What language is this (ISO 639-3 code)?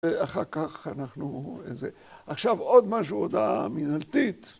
heb